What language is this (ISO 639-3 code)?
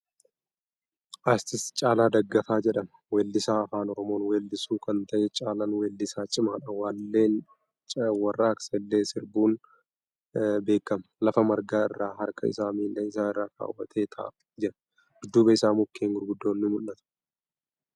orm